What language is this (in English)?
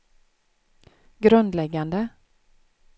Swedish